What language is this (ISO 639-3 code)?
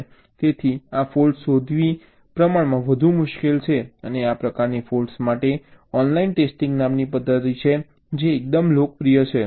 guj